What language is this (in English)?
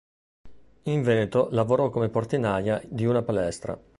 Italian